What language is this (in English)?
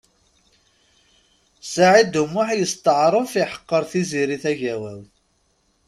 Kabyle